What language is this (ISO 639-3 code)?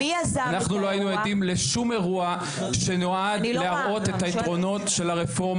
heb